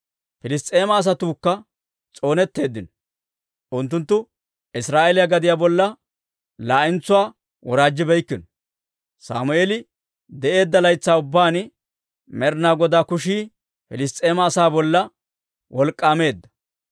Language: Dawro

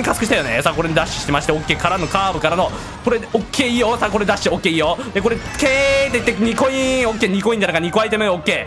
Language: Japanese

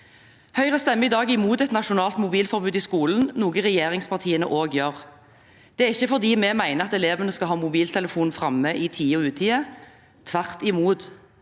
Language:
Norwegian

